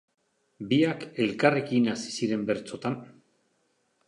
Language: Basque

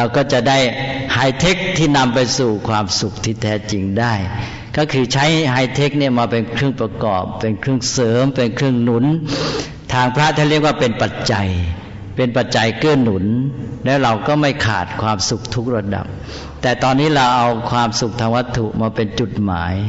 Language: Thai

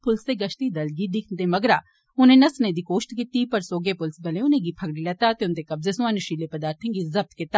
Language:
Dogri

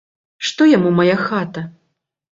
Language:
Belarusian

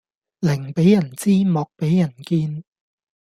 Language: Cantonese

